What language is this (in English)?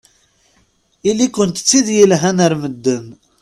Kabyle